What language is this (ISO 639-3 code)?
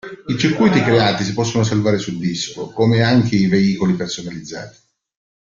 ita